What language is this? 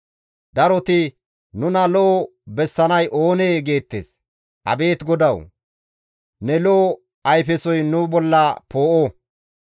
Gamo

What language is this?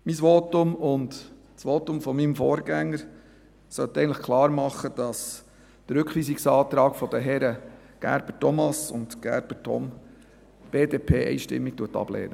Swiss German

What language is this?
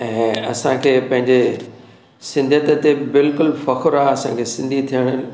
Sindhi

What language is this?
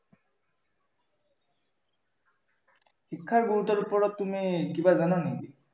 Assamese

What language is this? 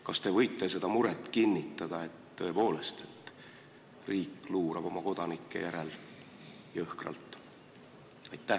Estonian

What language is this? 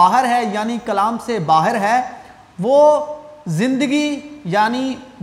Urdu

